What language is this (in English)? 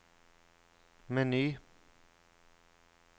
Norwegian